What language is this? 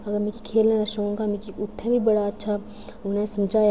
Dogri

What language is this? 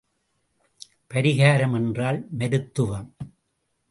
Tamil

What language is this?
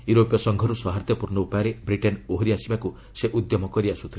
Odia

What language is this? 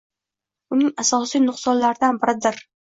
Uzbek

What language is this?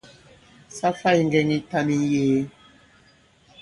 Bankon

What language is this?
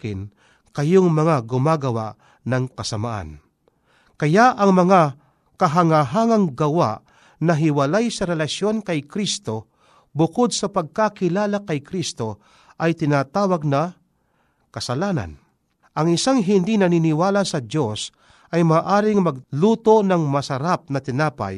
Filipino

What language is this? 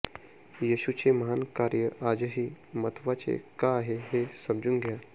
Marathi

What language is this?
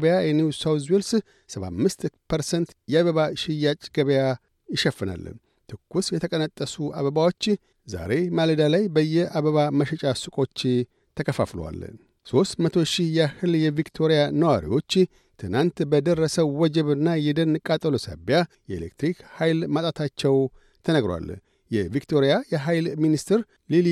Amharic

